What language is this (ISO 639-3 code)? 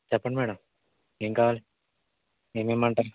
tel